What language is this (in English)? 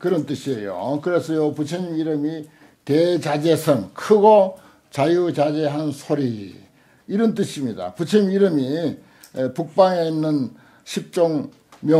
Korean